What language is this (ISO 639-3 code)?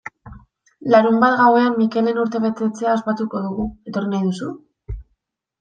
eus